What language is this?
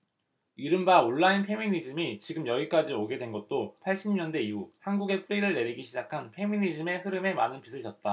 Korean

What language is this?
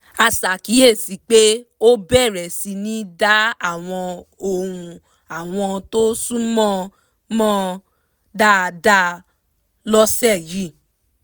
Yoruba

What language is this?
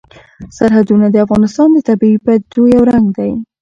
Pashto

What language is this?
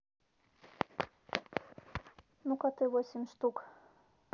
Russian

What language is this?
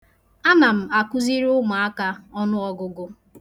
Igbo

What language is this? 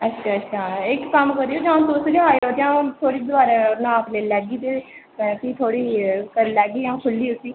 Dogri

